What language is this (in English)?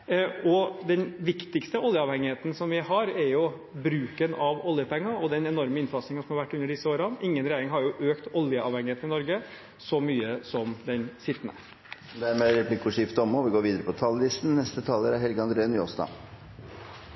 Norwegian